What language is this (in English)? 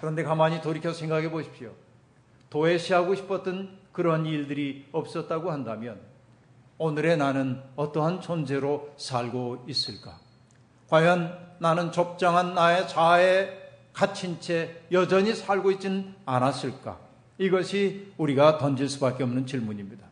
Korean